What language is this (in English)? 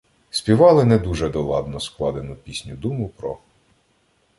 Ukrainian